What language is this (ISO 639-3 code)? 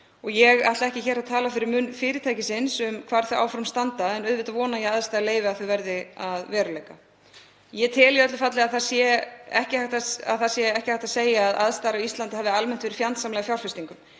isl